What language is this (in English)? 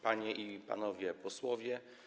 Polish